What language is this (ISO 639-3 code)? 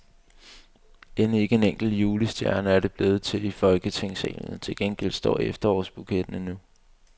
dan